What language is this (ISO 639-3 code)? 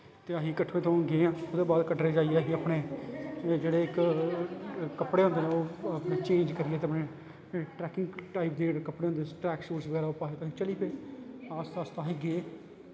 doi